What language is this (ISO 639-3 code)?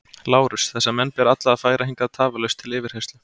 isl